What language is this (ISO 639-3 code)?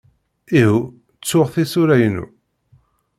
kab